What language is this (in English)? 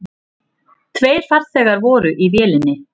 Icelandic